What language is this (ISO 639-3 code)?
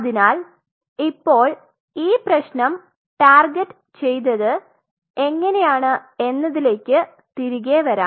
mal